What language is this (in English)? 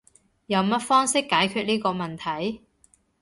Cantonese